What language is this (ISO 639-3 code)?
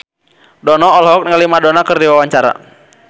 sun